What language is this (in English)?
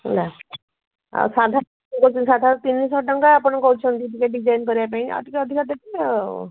Odia